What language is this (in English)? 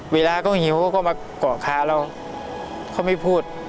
Thai